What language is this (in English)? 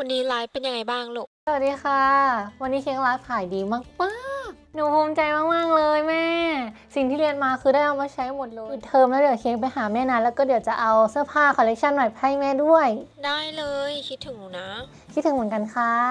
Thai